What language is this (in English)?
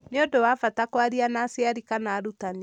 Kikuyu